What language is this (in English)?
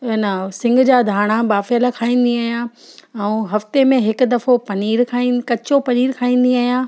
Sindhi